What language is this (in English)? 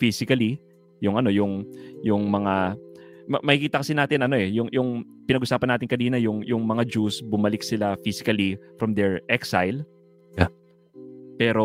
Filipino